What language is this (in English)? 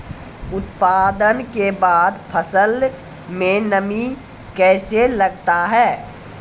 Maithili